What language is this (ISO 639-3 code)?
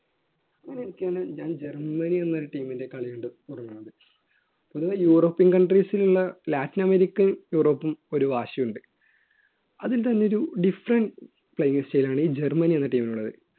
mal